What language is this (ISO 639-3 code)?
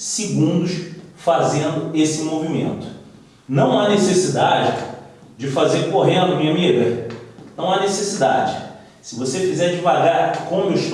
por